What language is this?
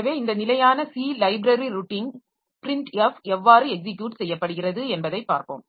Tamil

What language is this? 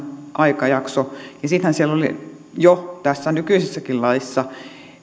Finnish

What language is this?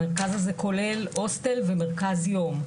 Hebrew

